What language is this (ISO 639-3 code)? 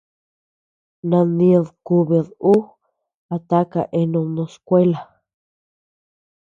cux